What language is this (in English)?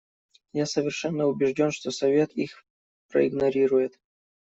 Russian